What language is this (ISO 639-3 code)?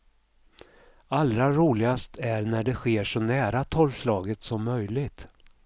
swe